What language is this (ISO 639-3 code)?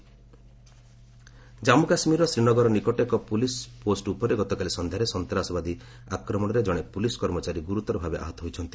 ori